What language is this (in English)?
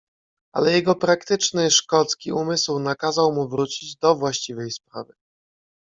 Polish